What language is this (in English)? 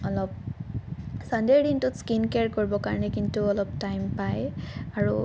Assamese